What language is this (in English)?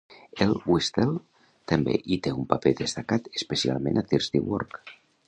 Catalan